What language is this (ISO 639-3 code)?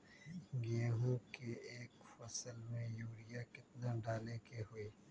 mag